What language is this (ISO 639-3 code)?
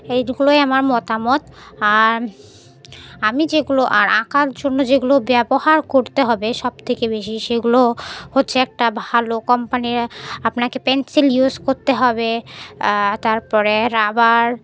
ben